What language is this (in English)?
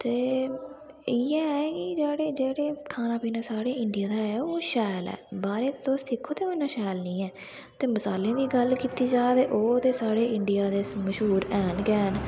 Dogri